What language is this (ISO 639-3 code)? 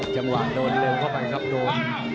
tha